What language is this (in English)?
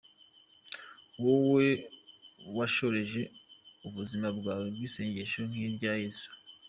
Kinyarwanda